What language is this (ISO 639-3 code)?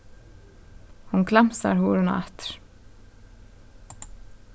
fao